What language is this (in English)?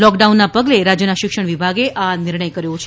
Gujarati